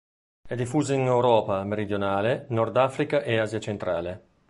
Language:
Italian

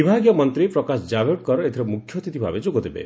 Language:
Odia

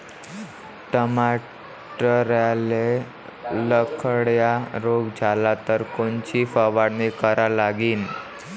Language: Marathi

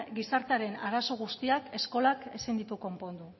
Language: Basque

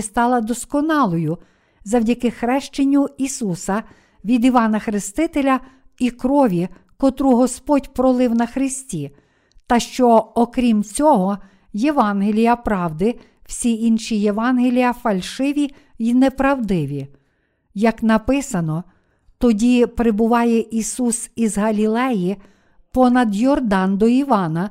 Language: Ukrainian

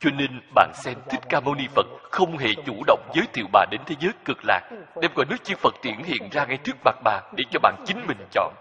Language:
Vietnamese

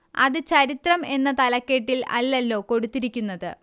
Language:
Malayalam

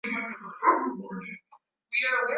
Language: Swahili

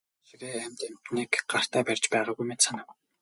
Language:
Mongolian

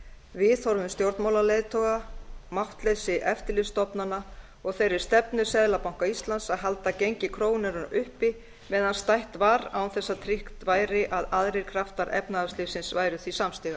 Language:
Icelandic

